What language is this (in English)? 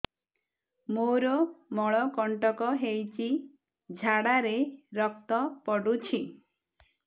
Odia